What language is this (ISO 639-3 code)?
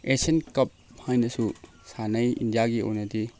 mni